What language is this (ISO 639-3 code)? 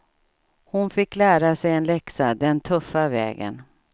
swe